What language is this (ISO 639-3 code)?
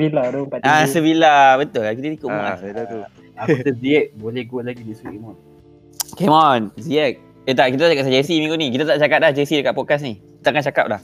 msa